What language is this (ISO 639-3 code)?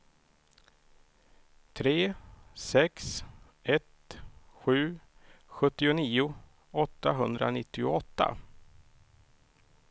swe